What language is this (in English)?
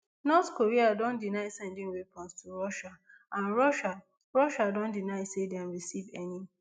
Nigerian Pidgin